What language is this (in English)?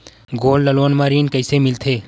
Chhattisgarhi